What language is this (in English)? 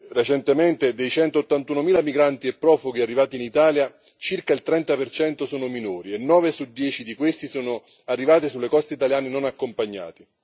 Italian